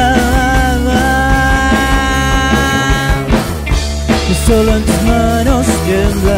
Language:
Spanish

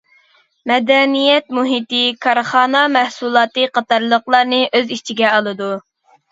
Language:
Uyghur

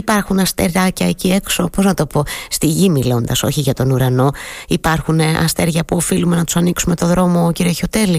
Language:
Greek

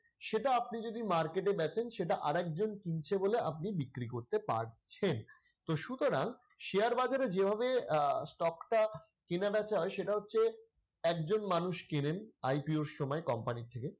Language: Bangla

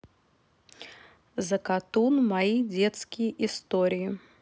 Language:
Russian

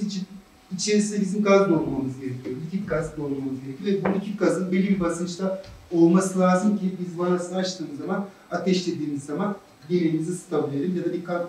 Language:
Turkish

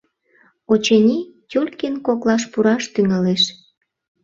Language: Mari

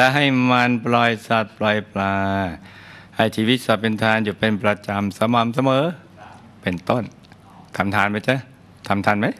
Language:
Thai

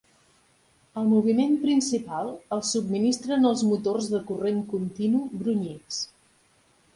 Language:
Catalan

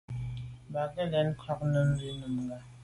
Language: Medumba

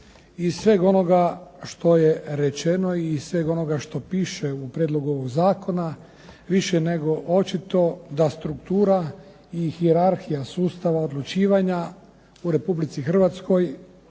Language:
Croatian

